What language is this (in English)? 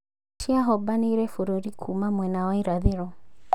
Kikuyu